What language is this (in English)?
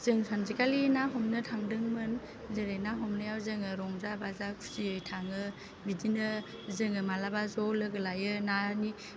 Bodo